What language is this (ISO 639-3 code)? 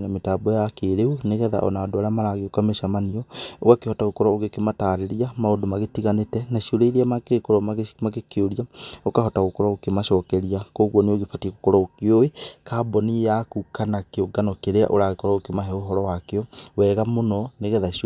kik